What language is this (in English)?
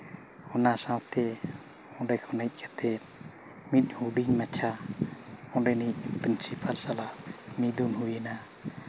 Santali